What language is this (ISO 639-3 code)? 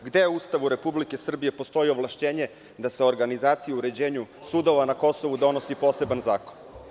srp